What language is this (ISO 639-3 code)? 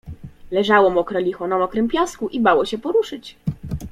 pol